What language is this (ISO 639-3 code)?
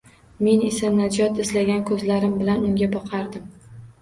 uzb